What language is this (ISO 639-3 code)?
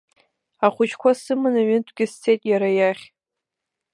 abk